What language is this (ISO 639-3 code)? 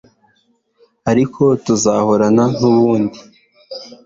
kin